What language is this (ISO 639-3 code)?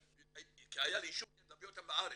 heb